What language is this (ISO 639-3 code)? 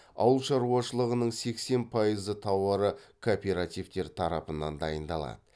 kaz